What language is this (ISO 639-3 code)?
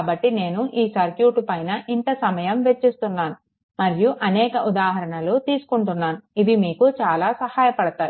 tel